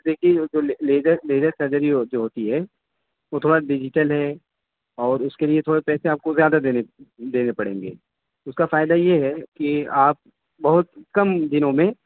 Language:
Urdu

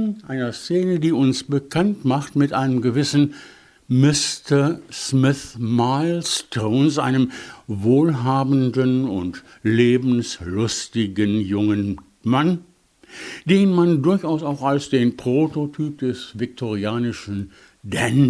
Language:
German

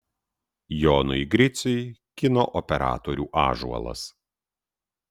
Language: Lithuanian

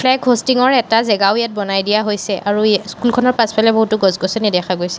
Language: Assamese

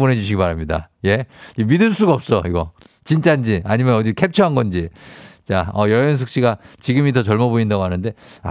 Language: Korean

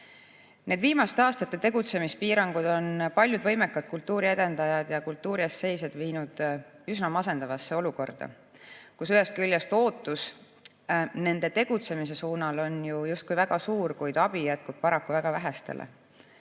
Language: Estonian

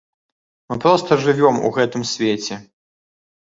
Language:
Belarusian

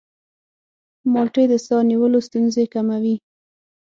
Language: Pashto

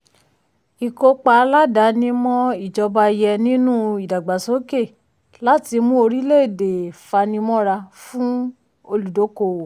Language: Yoruba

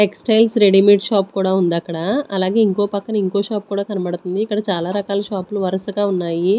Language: Telugu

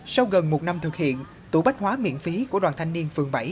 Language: Vietnamese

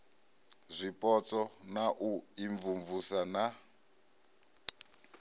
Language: Venda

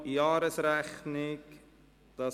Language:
Swiss German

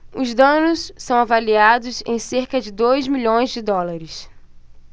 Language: Portuguese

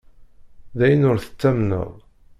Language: Kabyle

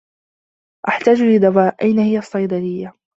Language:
Arabic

